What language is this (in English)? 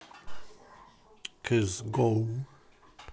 Russian